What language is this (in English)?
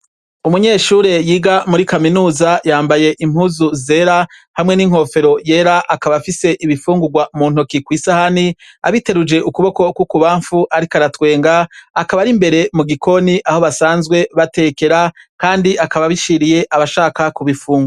Rundi